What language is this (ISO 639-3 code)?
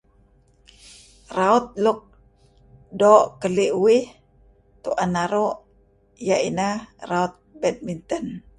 kzi